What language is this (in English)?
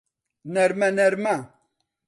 Central Kurdish